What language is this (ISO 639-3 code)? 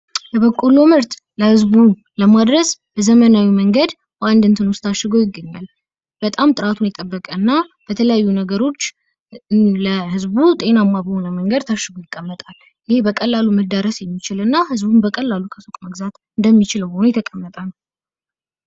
amh